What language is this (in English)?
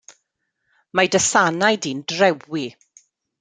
Welsh